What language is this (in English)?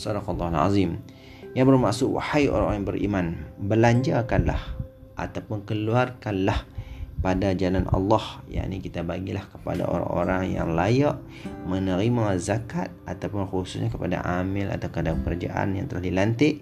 Malay